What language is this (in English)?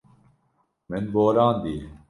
Kurdish